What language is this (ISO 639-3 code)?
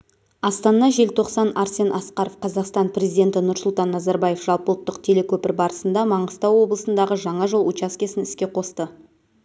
kaz